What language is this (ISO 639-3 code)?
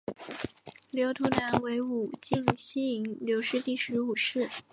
zho